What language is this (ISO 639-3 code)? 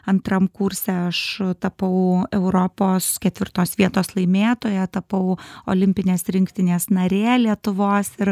lit